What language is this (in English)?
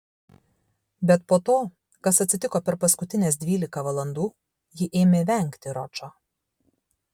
Lithuanian